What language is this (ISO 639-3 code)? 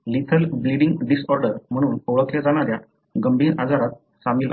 mar